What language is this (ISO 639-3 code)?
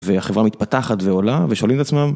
heb